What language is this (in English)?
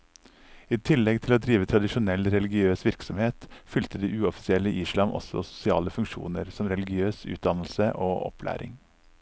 Norwegian